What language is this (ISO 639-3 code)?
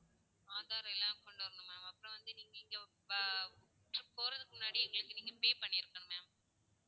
tam